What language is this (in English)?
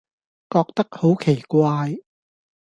Cantonese